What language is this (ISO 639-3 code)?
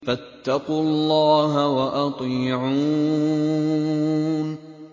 ara